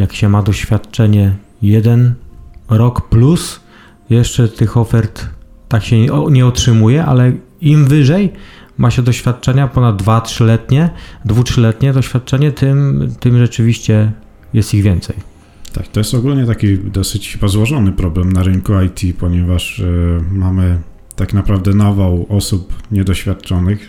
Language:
Polish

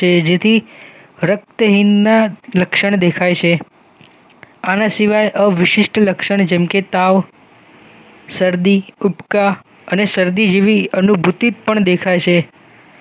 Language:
Gujarati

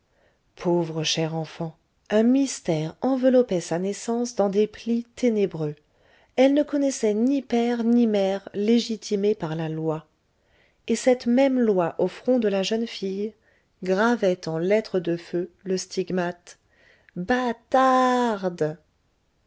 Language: French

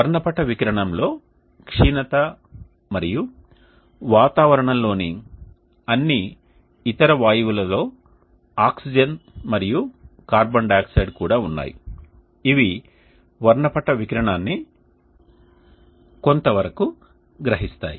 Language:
Telugu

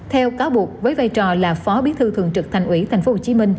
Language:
Vietnamese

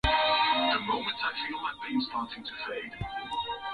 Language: Swahili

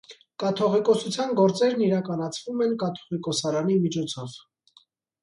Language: Armenian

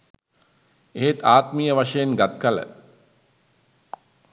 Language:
Sinhala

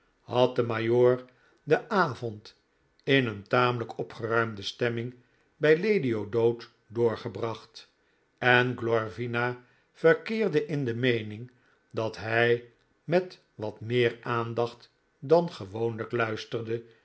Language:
Dutch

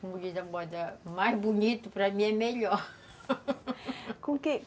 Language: Portuguese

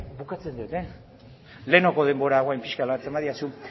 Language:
Basque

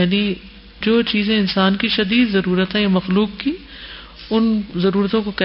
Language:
Urdu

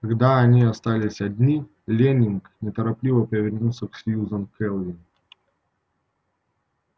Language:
Russian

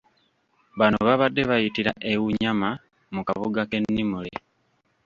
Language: Ganda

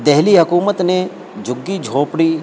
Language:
Urdu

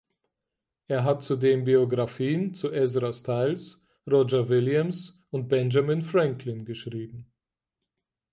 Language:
German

